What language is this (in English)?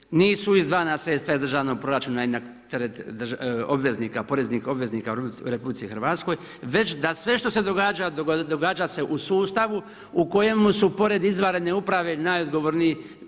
Croatian